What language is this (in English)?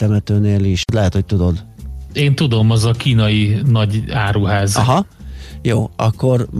Hungarian